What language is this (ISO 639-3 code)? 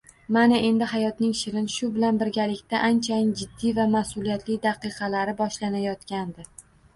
uzb